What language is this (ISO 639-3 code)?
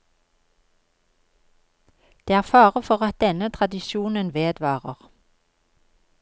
nor